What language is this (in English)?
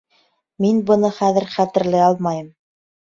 Bashkir